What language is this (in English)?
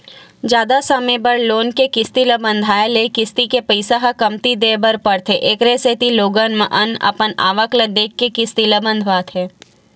Chhattisgarhi